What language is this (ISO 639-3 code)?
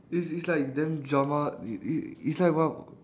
eng